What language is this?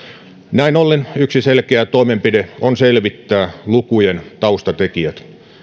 Finnish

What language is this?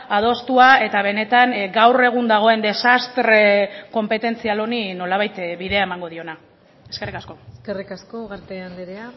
Basque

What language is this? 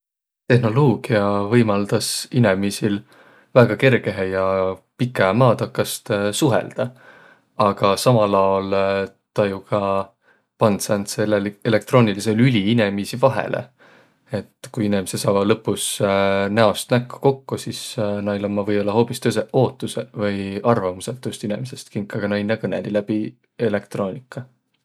Võro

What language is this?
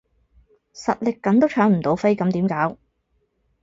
Cantonese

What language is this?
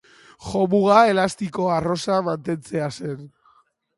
Basque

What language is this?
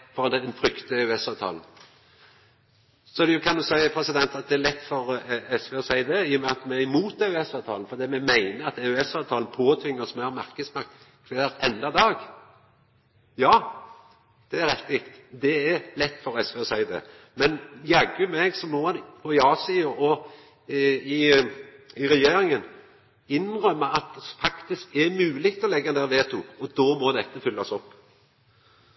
Norwegian Nynorsk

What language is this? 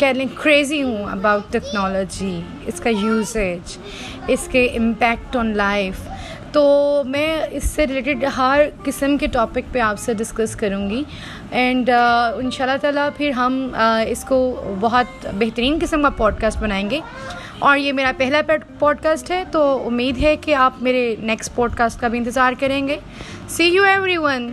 Urdu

